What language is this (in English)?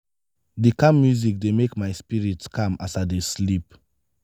Nigerian Pidgin